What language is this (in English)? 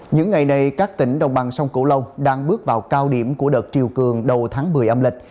Vietnamese